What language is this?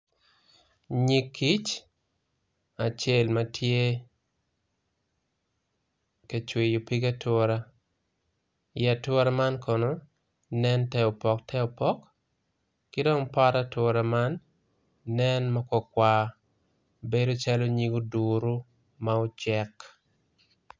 Acoli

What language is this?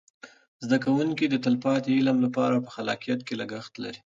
Pashto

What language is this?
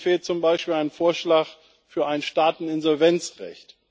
German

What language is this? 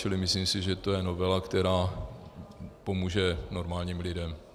Czech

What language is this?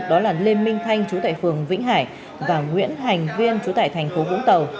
Vietnamese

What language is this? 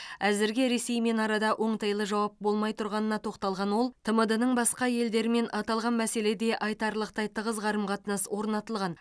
Kazakh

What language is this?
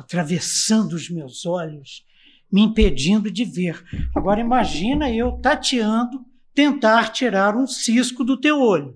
Portuguese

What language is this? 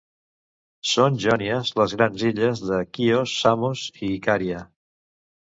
Catalan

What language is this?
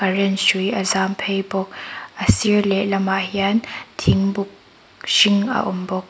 Mizo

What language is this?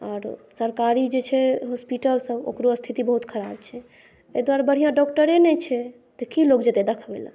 Maithili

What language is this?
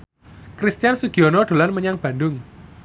Javanese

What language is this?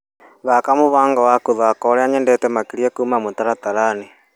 Kikuyu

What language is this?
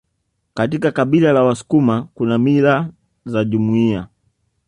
Swahili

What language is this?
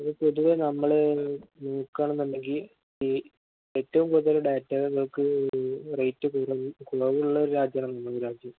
Malayalam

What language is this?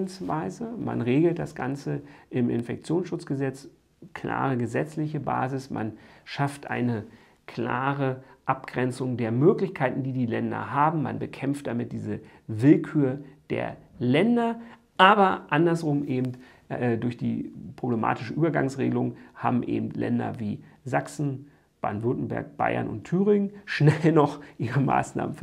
German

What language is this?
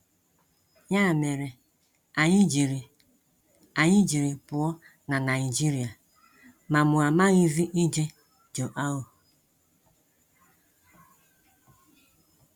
Igbo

